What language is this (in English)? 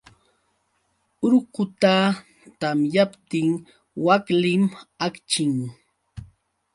Yauyos Quechua